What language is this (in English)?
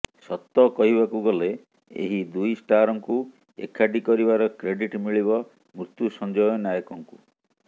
Odia